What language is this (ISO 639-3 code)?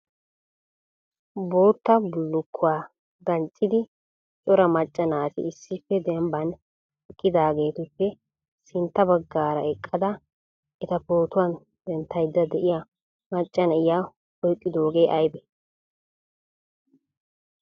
wal